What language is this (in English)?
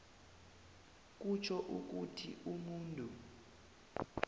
South Ndebele